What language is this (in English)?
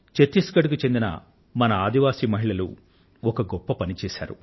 Telugu